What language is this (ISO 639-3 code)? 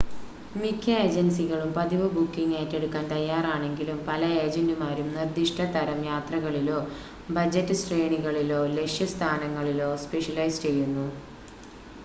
mal